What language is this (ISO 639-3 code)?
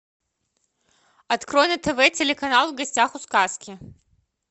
rus